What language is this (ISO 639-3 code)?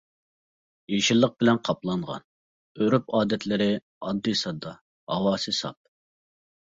uig